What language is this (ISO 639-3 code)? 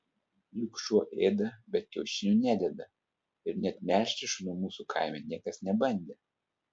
lit